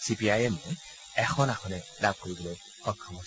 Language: Assamese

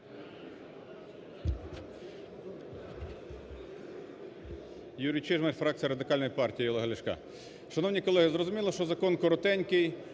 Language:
Ukrainian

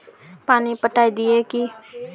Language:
Magahi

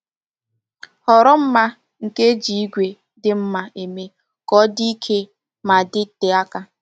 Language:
Igbo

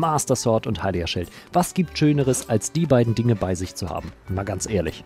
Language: German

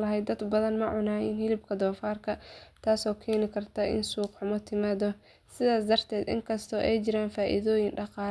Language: Somali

